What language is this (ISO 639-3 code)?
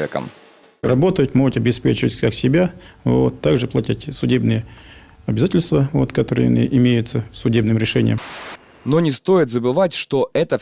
rus